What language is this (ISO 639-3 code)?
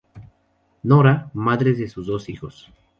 spa